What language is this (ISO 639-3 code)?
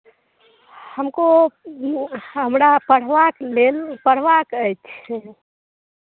mai